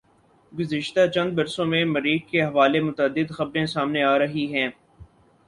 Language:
Urdu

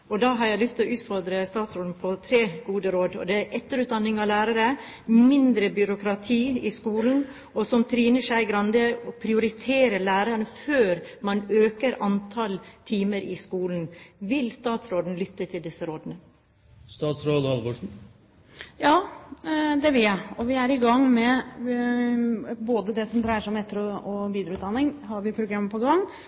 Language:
Norwegian Bokmål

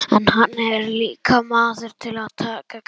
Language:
Icelandic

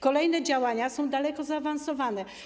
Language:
Polish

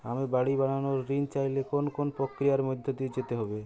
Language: Bangla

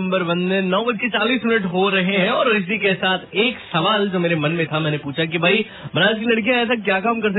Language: Hindi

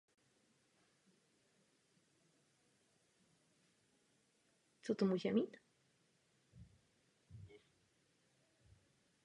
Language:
Czech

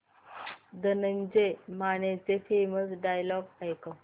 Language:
Marathi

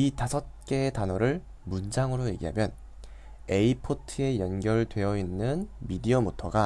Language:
Korean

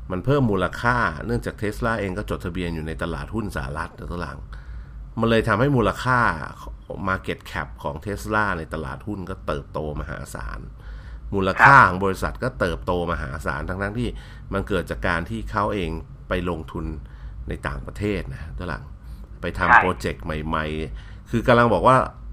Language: Thai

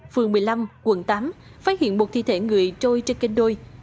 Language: Vietnamese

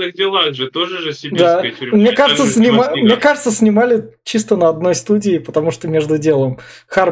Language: Russian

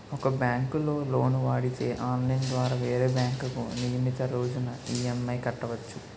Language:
Telugu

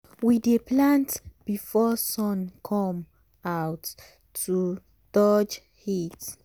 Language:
Nigerian Pidgin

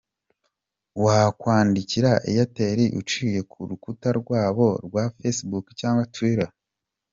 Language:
Kinyarwanda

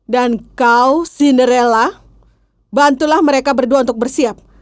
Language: Indonesian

